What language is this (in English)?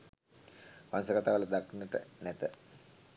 Sinhala